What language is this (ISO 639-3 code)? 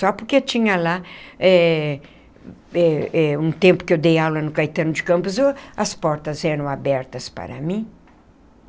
por